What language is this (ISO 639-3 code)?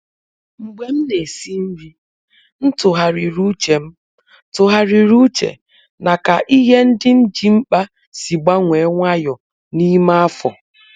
ibo